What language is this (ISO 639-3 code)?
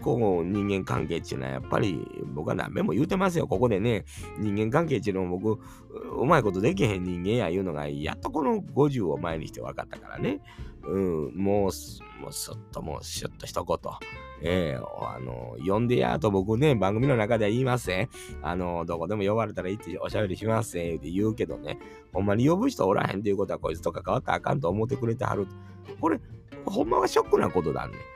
jpn